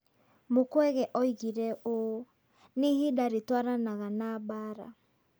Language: Kikuyu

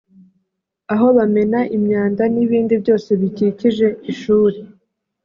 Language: Kinyarwanda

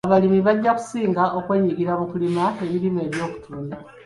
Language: Ganda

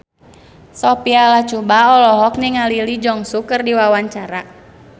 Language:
Sundanese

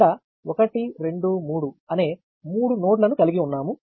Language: Telugu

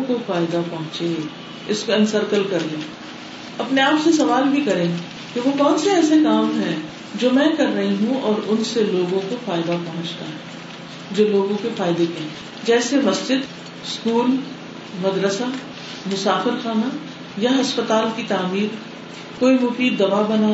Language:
Urdu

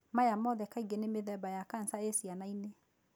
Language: Kikuyu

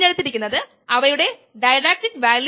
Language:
Malayalam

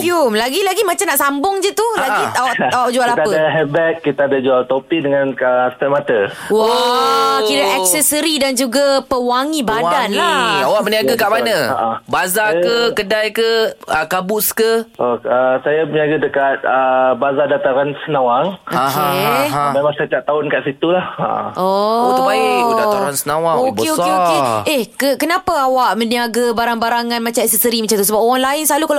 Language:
Malay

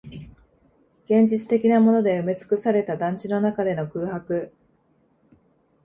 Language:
Japanese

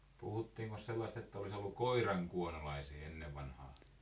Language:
Finnish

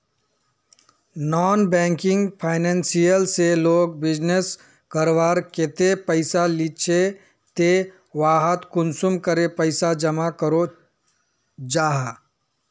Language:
Magahi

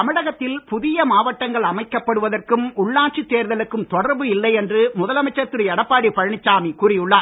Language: Tamil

